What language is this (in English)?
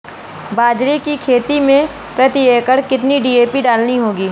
Hindi